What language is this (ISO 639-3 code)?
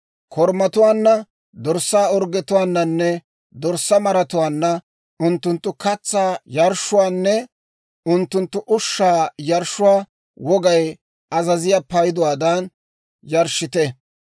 dwr